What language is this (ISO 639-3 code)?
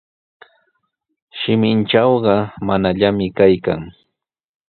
qws